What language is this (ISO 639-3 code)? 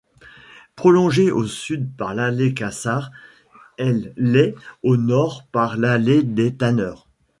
fra